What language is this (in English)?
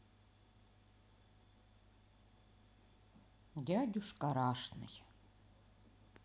Russian